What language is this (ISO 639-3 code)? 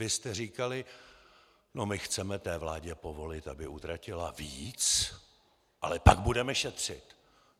ces